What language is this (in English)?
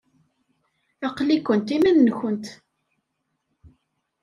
Kabyle